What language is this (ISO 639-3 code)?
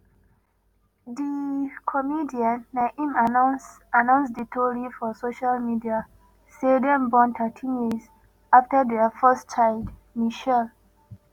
pcm